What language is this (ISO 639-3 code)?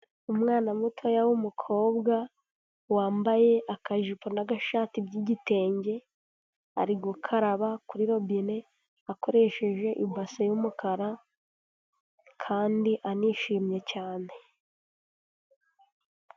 kin